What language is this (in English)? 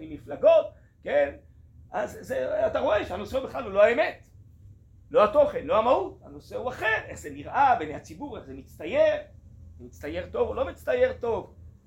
Hebrew